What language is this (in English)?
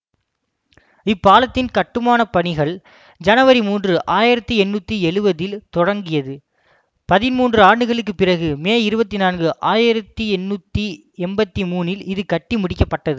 Tamil